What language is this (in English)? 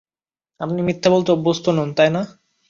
Bangla